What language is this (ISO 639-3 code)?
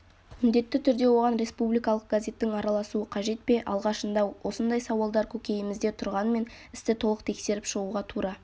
kaz